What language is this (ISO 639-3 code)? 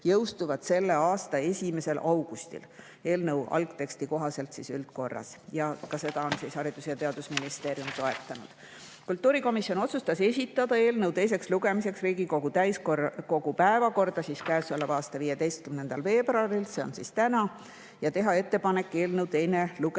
est